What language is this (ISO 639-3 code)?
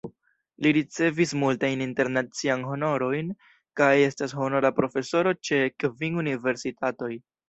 epo